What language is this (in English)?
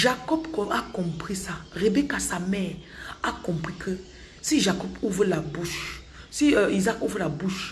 French